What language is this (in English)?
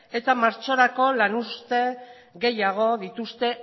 Basque